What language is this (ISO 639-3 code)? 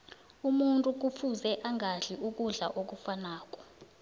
nbl